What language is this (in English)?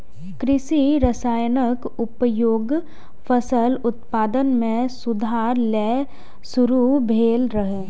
Maithili